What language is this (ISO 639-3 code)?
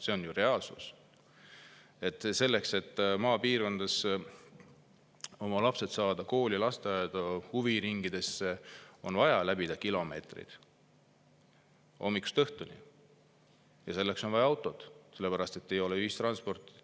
est